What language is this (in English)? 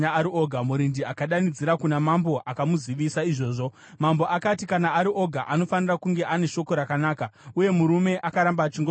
Shona